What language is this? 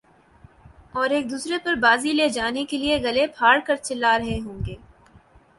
Urdu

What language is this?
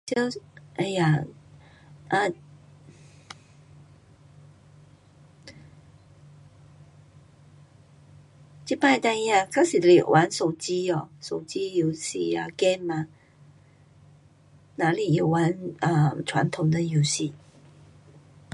Pu-Xian Chinese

